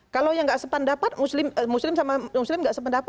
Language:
Indonesian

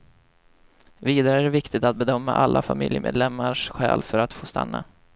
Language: Swedish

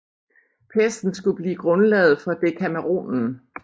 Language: Danish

